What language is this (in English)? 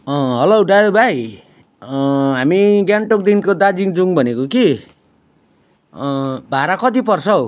Nepali